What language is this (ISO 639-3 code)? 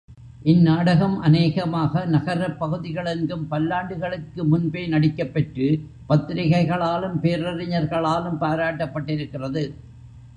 tam